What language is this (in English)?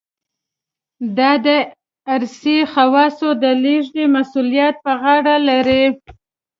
Pashto